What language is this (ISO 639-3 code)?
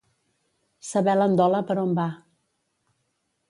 cat